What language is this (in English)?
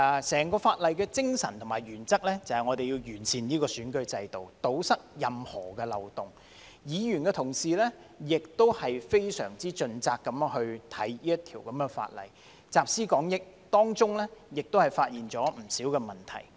Cantonese